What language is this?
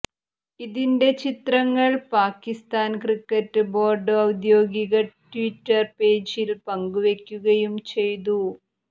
Malayalam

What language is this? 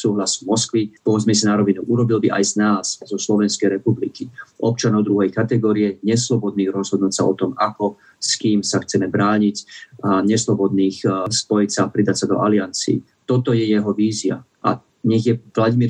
Slovak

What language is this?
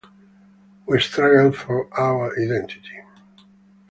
English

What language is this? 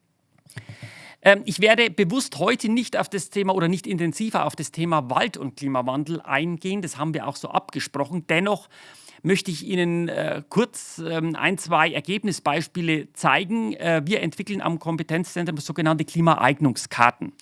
German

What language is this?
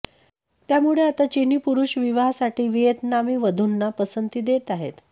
Marathi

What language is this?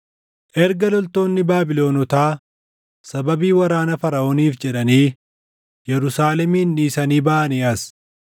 Oromo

